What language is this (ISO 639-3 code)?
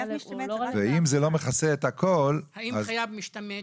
heb